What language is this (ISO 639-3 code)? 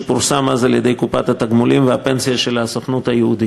heb